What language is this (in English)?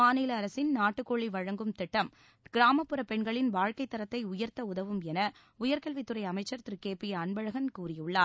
Tamil